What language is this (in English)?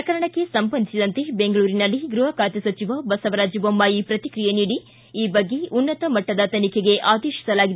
Kannada